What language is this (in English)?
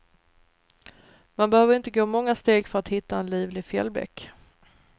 Swedish